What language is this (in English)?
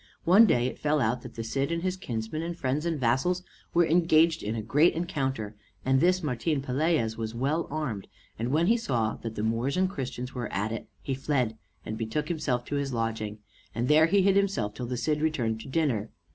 English